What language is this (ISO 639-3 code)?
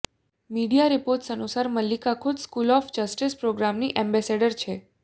guj